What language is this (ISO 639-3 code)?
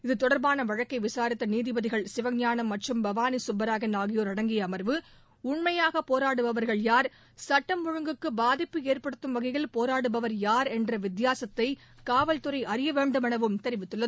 tam